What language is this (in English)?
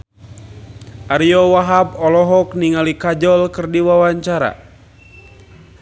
Sundanese